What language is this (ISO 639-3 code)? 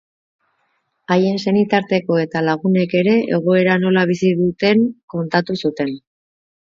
eus